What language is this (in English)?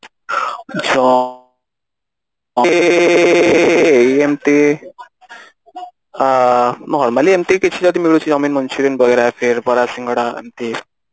Odia